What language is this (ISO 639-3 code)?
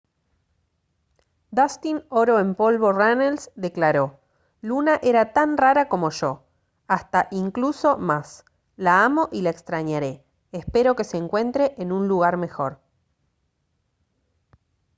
spa